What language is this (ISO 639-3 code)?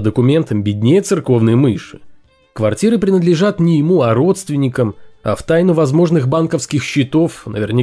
rus